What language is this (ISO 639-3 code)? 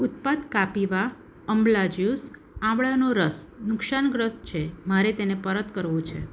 guj